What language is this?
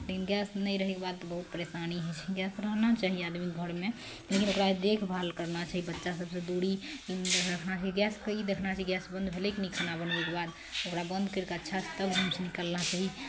Maithili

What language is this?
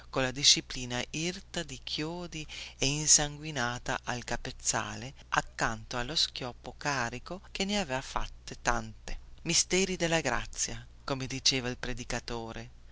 Italian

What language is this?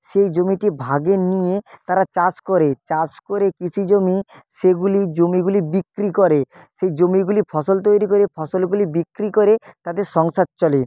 Bangla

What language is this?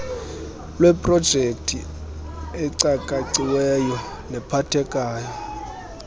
Xhosa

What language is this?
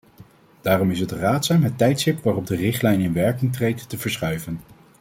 Dutch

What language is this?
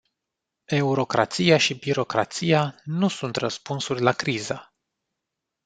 Romanian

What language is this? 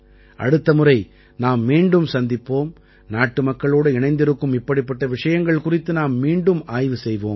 Tamil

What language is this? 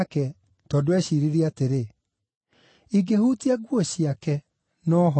Kikuyu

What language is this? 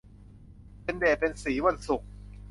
Thai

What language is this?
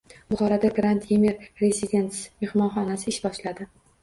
Uzbek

